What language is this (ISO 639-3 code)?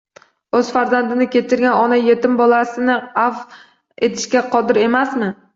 uzb